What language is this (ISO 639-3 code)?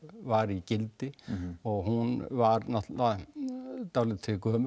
isl